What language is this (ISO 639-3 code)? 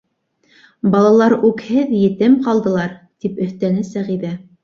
bak